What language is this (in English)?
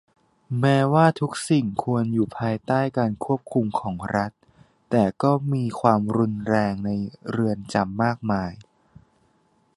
Thai